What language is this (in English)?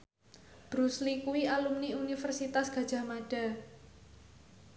Javanese